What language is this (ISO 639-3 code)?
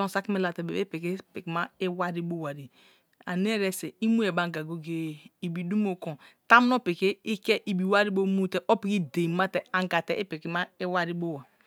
ijn